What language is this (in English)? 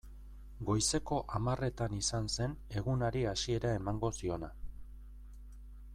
Basque